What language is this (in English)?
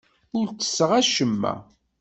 Kabyle